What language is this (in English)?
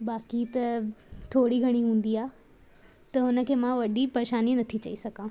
Sindhi